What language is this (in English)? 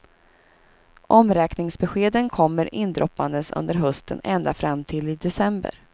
Swedish